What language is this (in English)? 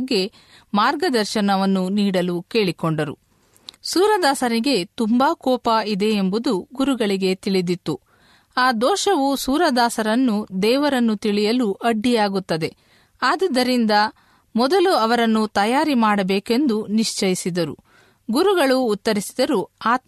Kannada